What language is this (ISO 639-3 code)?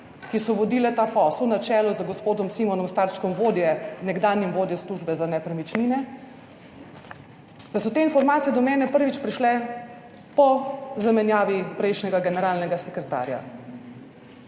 slv